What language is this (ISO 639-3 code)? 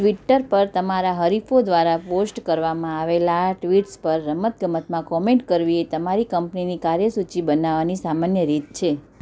guj